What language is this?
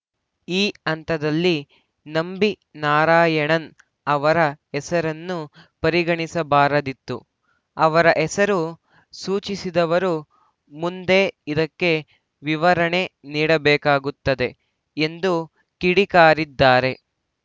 Kannada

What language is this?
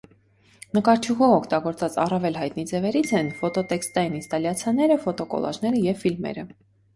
Armenian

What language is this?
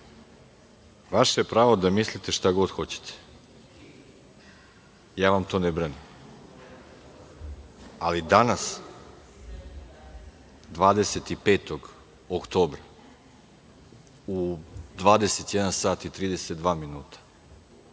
Serbian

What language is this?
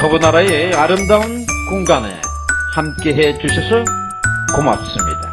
Korean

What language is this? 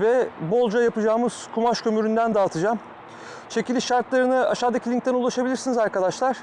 Turkish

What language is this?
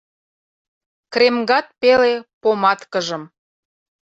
Mari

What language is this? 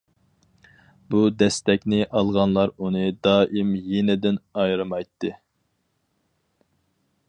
Uyghur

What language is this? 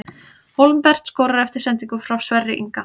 Icelandic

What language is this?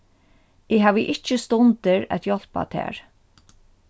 Faroese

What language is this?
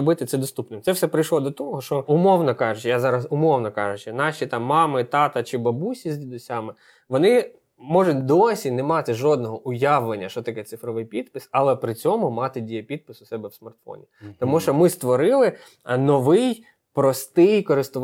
Ukrainian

